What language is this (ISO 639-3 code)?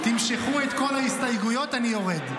heb